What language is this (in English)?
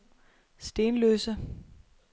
Danish